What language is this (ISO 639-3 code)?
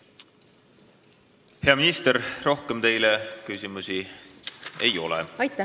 est